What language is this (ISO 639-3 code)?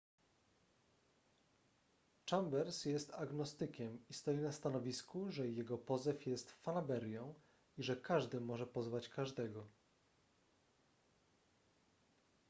pol